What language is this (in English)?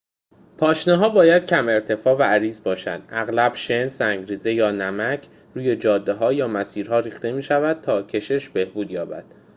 Persian